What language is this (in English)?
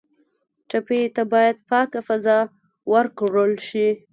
Pashto